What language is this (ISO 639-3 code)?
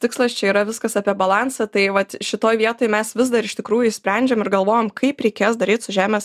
lit